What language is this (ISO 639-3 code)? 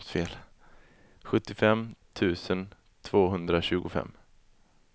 swe